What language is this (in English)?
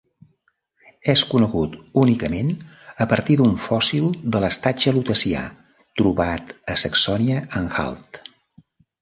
Catalan